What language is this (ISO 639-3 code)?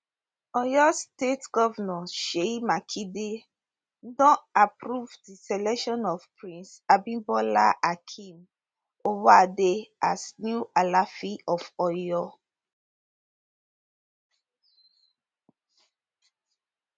pcm